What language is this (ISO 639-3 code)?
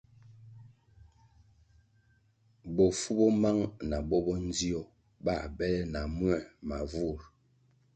nmg